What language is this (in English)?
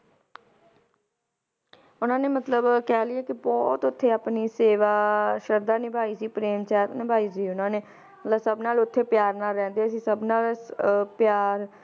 Punjabi